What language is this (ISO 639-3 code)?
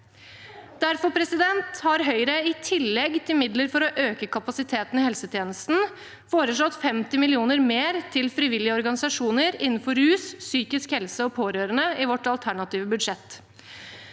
nor